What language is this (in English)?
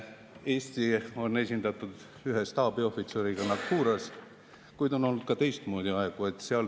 Estonian